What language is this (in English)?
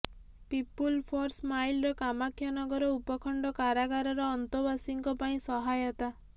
Odia